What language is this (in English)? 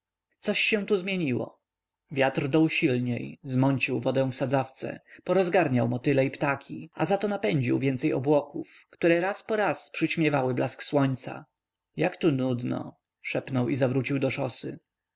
Polish